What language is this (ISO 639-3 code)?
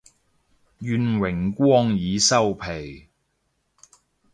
yue